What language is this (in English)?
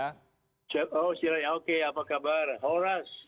Indonesian